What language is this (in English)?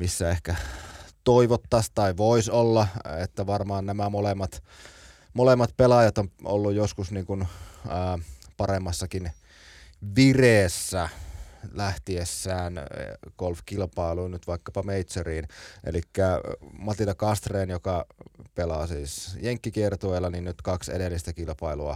Finnish